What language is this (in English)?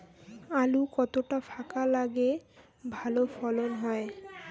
Bangla